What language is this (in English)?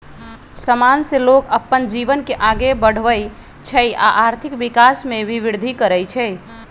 Magahi